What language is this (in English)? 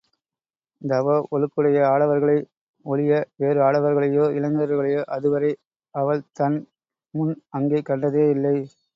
Tamil